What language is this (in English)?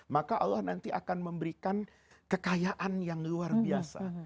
Indonesian